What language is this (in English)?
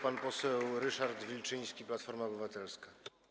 Polish